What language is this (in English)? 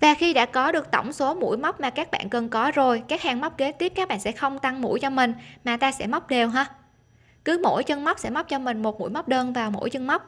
Vietnamese